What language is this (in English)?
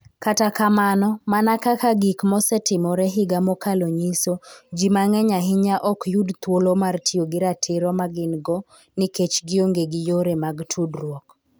Luo (Kenya and Tanzania)